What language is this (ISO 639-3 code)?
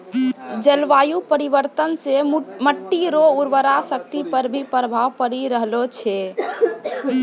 mai